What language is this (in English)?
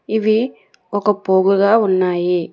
Telugu